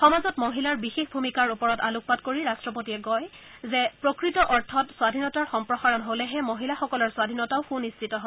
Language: Assamese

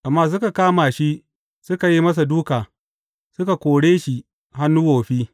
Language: Hausa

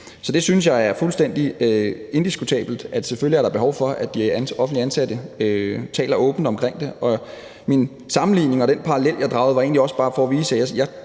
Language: Danish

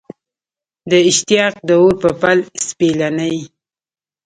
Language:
Pashto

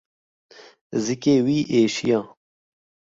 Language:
Kurdish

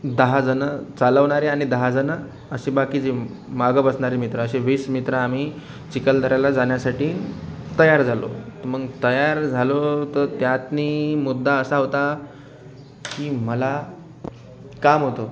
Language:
Marathi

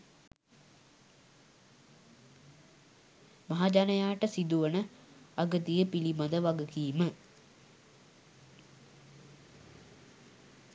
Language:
Sinhala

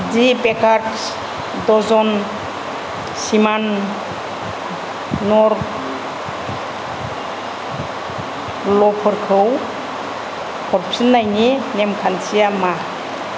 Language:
Bodo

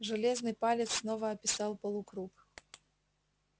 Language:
Russian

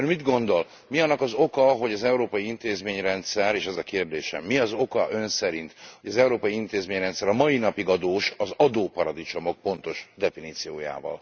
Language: Hungarian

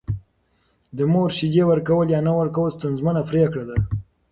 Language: Pashto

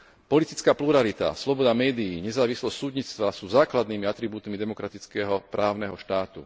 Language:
Slovak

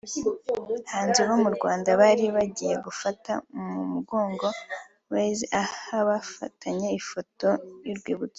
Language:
Kinyarwanda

